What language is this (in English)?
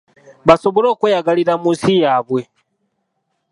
Ganda